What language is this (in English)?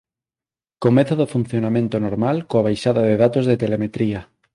Galician